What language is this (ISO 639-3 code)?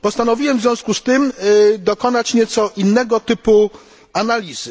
pol